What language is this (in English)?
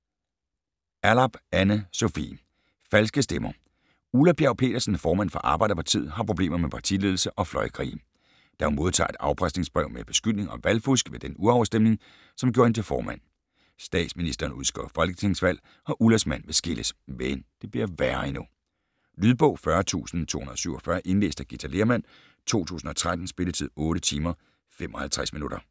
Danish